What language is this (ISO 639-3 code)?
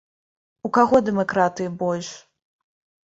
bel